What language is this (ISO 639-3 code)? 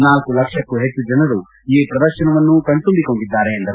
kan